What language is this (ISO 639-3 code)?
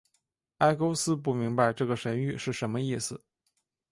zho